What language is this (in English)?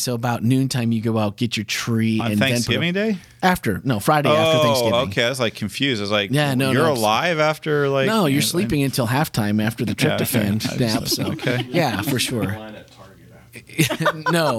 English